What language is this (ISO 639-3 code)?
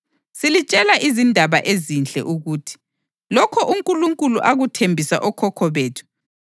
nde